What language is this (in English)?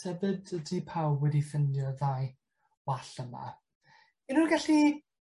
Welsh